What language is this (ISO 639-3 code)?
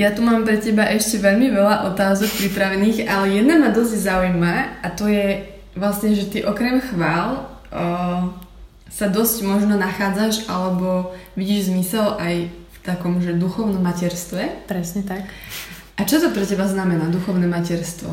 slk